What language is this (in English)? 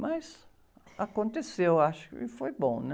Portuguese